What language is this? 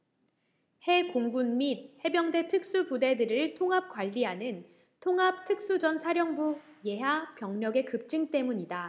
Korean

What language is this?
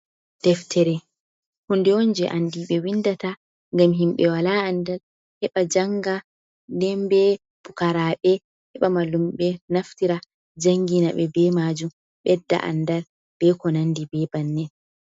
Fula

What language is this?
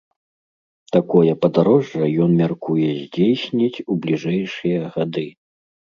Belarusian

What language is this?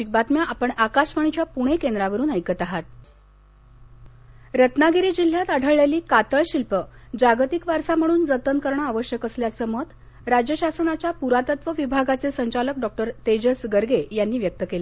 Marathi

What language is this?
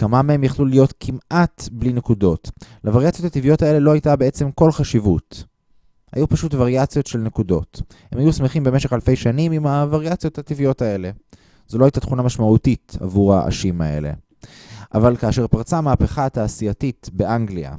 Hebrew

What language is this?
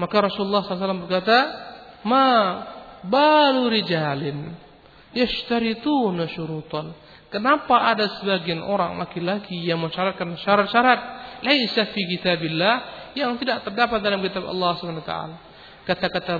Malay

